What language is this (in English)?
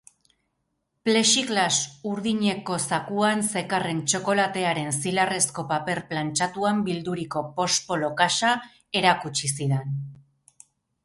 Basque